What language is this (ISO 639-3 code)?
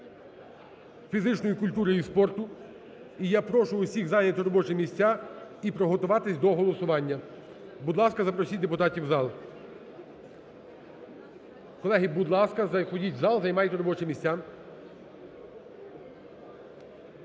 ukr